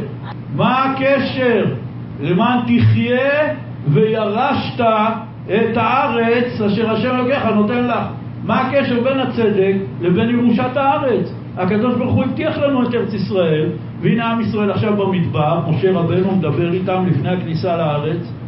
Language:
Hebrew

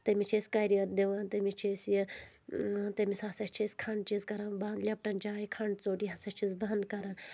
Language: Kashmiri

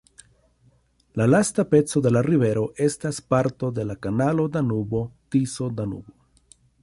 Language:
Esperanto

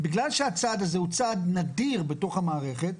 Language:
Hebrew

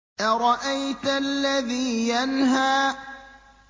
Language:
Arabic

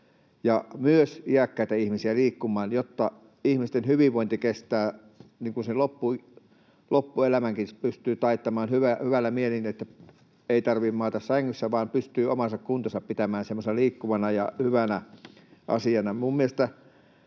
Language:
Finnish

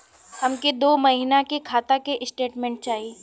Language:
Bhojpuri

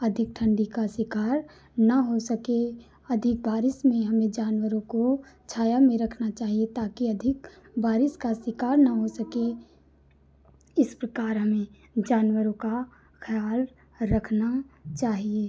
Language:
Hindi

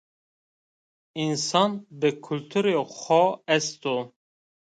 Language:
Zaza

